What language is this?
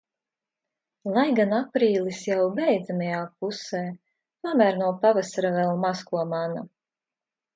Latvian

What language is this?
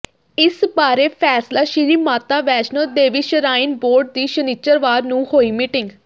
Punjabi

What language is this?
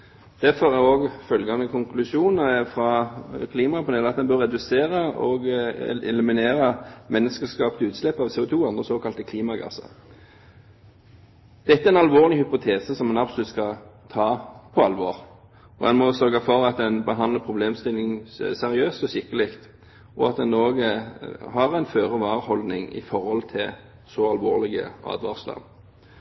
Norwegian Bokmål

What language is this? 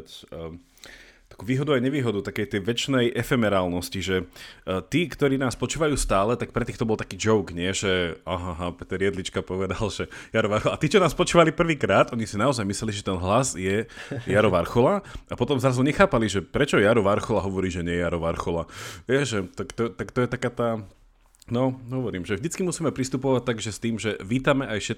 Slovak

